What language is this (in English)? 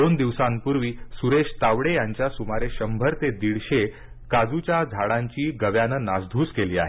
Marathi